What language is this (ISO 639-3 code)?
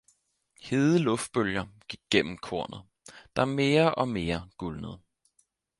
dan